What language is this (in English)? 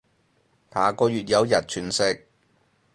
Cantonese